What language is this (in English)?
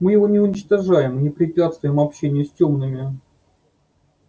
Russian